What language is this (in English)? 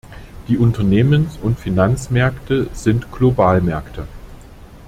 German